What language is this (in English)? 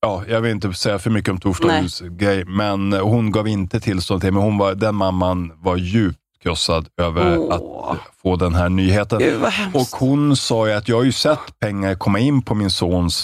Swedish